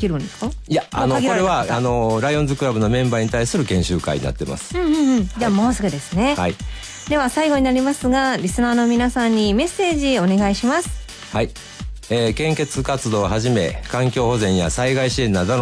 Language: Japanese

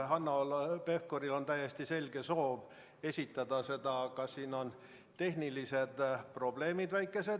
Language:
Estonian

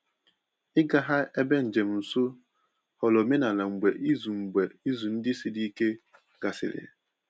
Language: Igbo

